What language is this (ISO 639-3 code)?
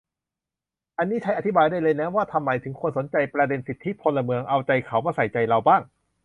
tha